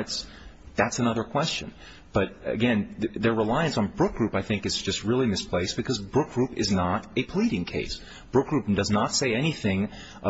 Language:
English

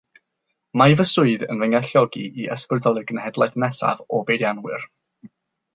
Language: Welsh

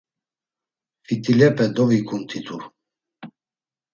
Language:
Laz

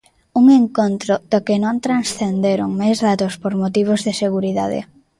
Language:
Galician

